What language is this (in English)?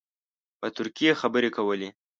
Pashto